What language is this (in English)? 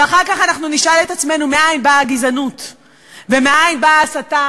Hebrew